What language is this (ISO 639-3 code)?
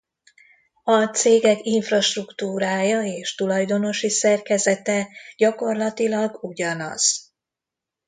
hun